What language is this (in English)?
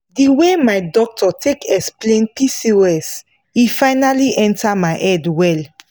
Nigerian Pidgin